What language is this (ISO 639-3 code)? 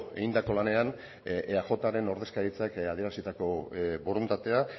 eus